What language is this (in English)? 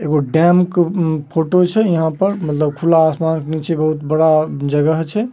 Magahi